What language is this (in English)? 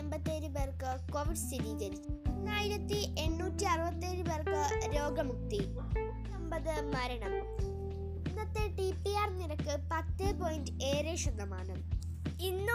Malayalam